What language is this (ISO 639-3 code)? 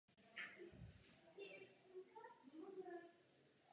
ces